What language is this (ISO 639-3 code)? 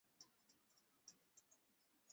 swa